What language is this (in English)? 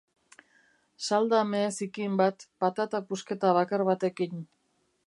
Basque